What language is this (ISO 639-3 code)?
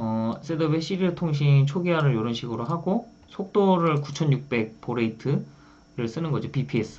kor